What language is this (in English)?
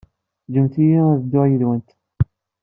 Kabyle